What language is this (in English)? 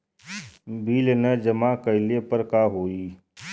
Bhojpuri